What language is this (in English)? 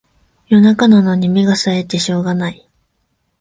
Japanese